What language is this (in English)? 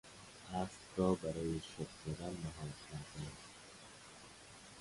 Persian